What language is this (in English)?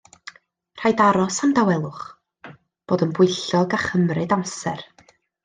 Welsh